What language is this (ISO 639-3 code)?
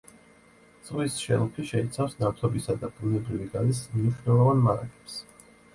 kat